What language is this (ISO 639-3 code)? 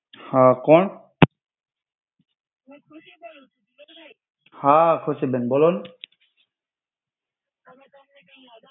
guj